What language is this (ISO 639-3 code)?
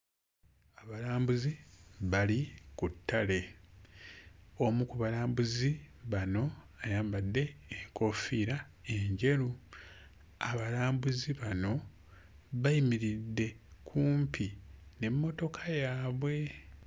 lug